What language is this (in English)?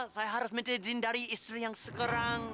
Indonesian